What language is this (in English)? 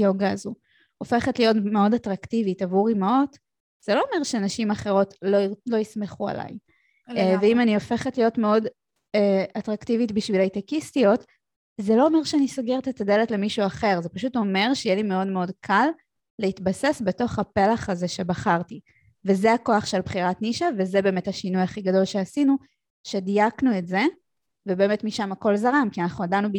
Hebrew